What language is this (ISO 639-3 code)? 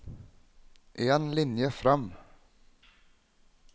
nor